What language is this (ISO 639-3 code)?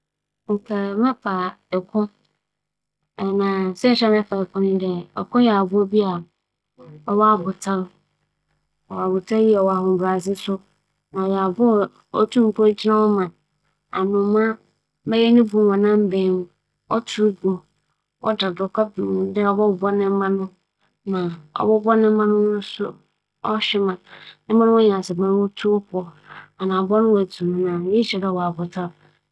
aka